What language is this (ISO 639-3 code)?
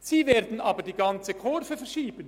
gsw